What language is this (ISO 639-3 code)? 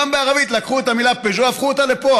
heb